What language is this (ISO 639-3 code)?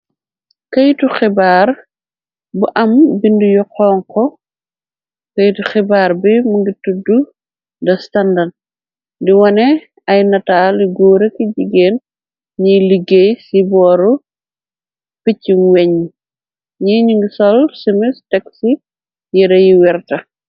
wol